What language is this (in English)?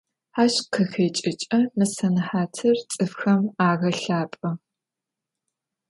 Adyghe